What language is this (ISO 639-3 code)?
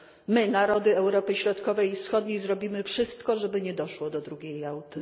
pol